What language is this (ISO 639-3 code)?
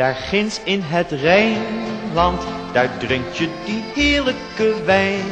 nld